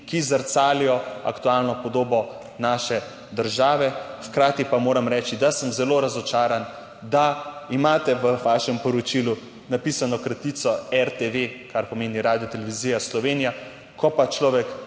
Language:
Slovenian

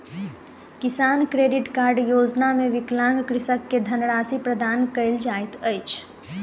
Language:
Maithili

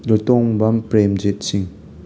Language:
Manipuri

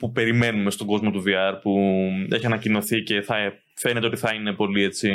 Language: Greek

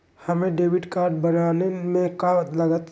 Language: Magahi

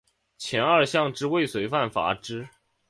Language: Chinese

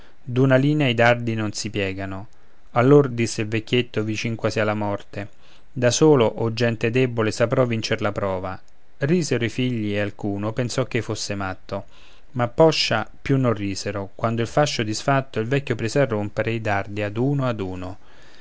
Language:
Italian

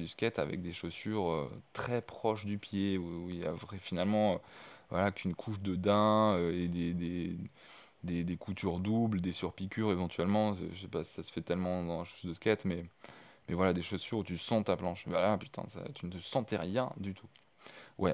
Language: French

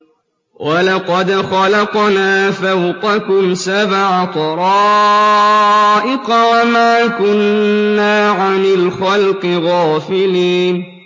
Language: Arabic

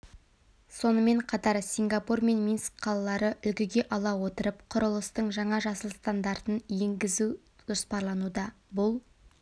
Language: Kazakh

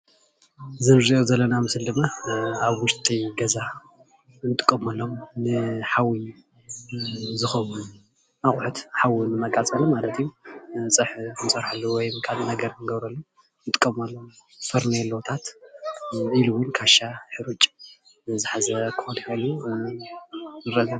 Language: Tigrinya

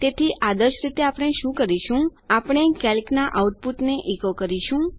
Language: Gujarati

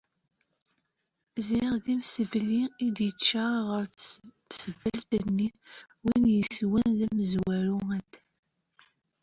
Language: Kabyle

